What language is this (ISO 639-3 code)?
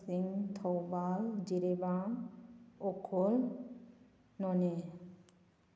mni